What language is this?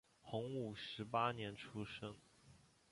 Chinese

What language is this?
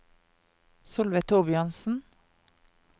Norwegian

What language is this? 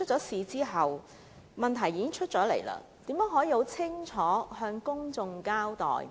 Cantonese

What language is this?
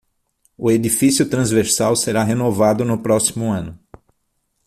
Portuguese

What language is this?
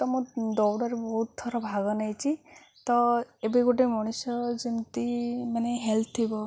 Odia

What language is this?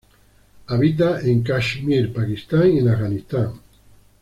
Spanish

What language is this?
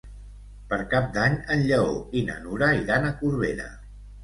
Catalan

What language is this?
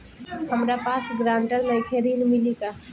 Bhojpuri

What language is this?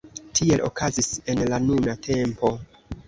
Esperanto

